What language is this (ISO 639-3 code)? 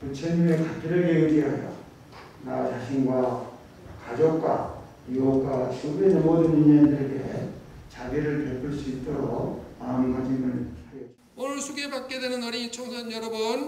kor